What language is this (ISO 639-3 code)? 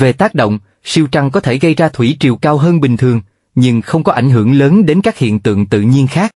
vie